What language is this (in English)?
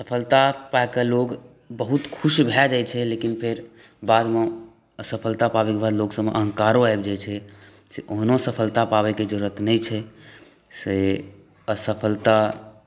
Maithili